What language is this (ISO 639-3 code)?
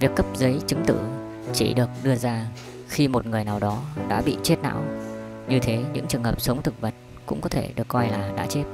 vie